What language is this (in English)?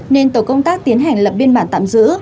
Vietnamese